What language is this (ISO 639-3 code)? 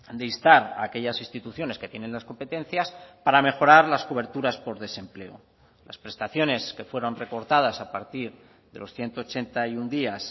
spa